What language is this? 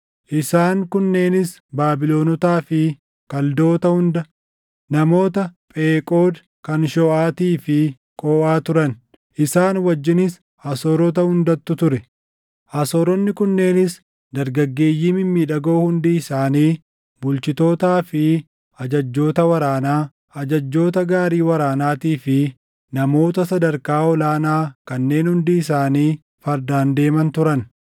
Oromo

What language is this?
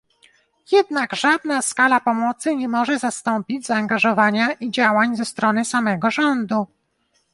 Polish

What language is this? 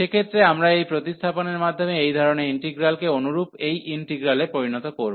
Bangla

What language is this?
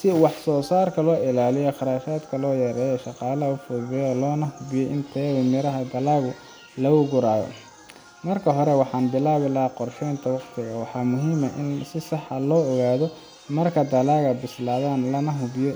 Somali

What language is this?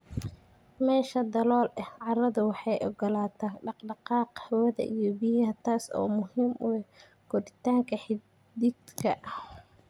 Somali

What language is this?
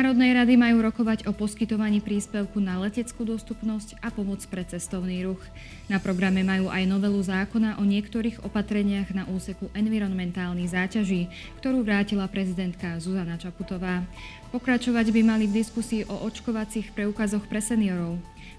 Slovak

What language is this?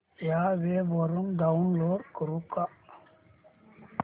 Marathi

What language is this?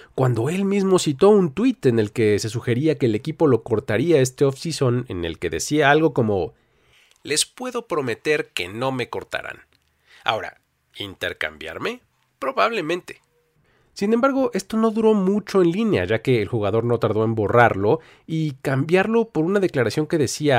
Spanish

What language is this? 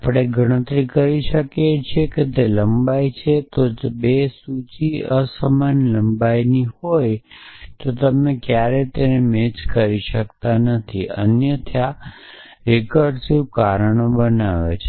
Gujarati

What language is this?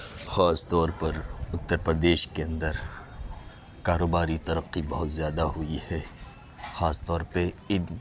Urdu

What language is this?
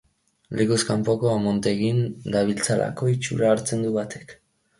Basque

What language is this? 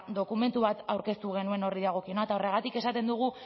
Basque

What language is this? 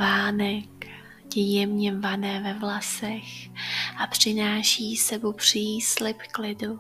Czech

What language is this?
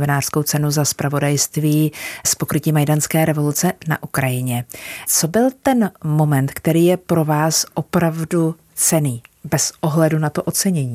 Czech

